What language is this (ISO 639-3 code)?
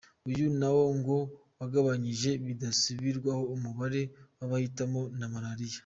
kin